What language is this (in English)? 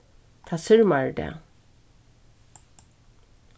Faroese